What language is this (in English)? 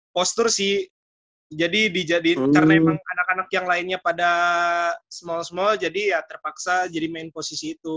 Indonesian